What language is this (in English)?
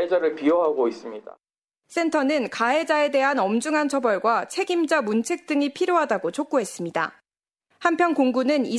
Korean